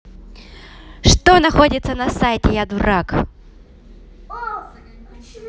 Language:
Russian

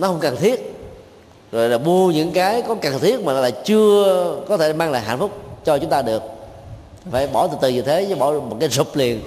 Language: Vietnamese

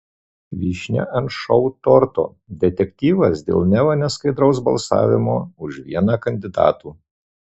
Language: Lithuanian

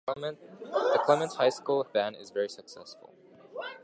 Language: English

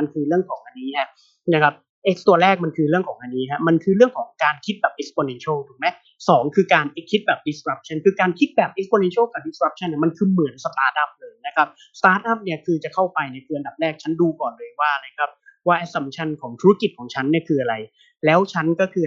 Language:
Thai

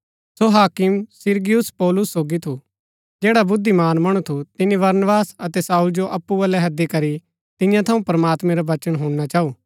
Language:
Gaddi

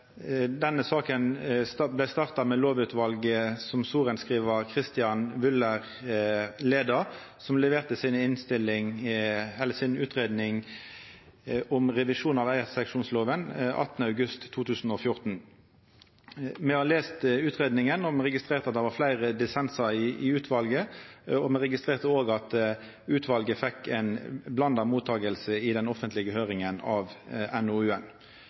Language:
Norwegian Nynorsk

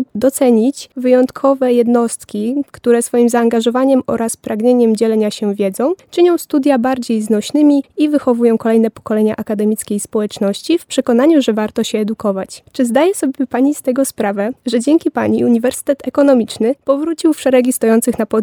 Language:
Polish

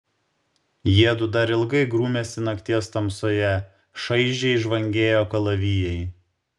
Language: Lithuanian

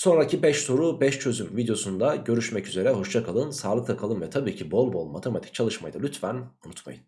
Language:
Turkish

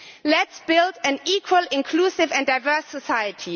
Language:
English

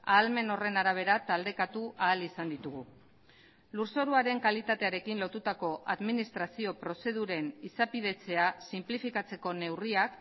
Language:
Basque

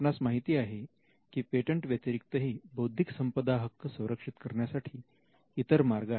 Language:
Marathi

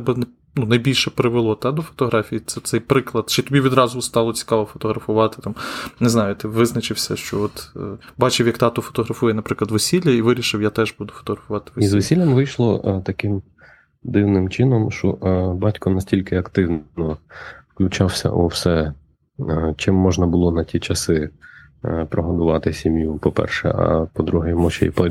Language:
Ukrainian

